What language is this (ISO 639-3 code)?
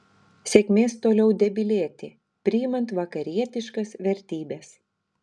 lit